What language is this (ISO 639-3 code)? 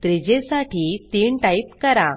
mar